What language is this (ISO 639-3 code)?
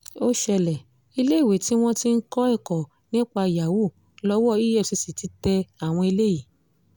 yor